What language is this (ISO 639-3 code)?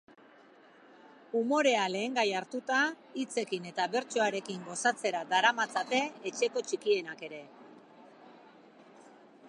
eus